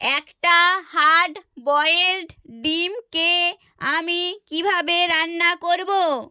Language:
Bangla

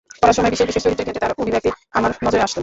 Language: Bangla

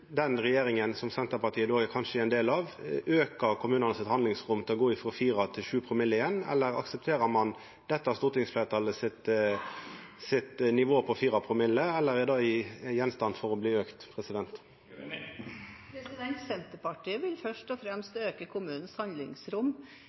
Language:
Norwegian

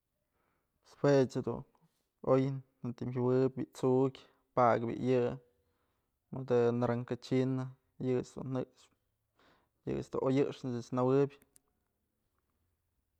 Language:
Mazatlán Mixe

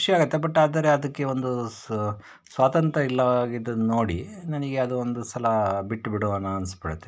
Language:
Kannada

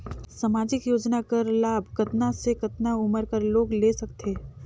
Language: Chhattisgarhi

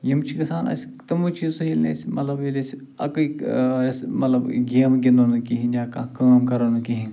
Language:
Kashmiri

